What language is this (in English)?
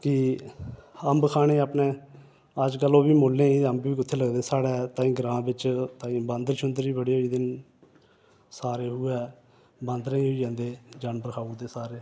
Dogri